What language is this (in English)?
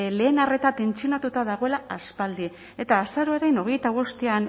Basque